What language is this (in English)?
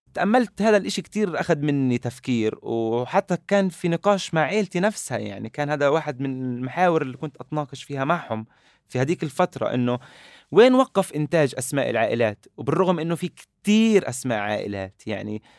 Arabic